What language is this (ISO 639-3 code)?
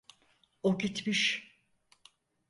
tur